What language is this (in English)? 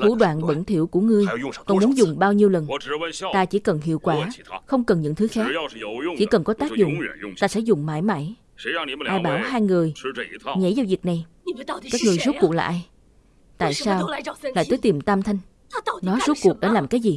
Vietnamese